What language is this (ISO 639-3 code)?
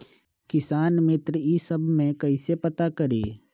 mag